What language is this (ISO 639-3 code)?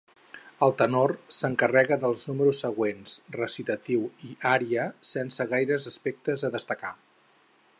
cat